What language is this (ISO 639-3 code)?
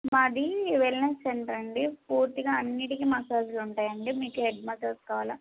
tel